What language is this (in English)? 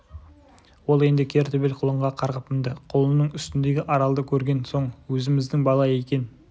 Kazakh